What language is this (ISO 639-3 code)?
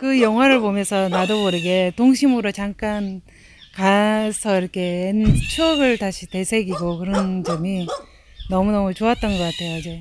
kor